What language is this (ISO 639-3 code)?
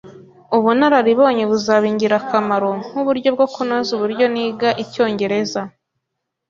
kin